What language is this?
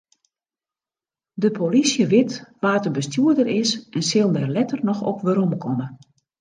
Western Frisian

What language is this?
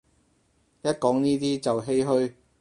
Cantonese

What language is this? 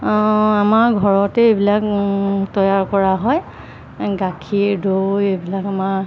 Assamese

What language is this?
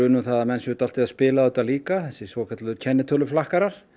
Icelandic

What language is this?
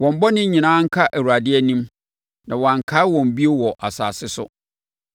Akan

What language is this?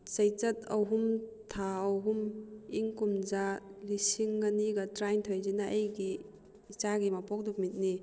Manipuri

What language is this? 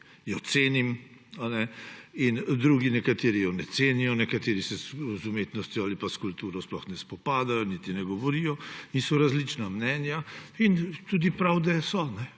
Slovenian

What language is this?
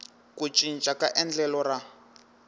Tsonga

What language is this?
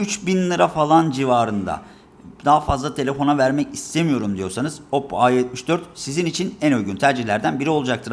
Turkish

